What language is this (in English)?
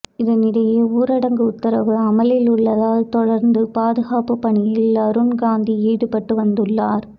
Tamil